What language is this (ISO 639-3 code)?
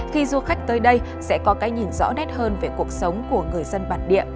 vie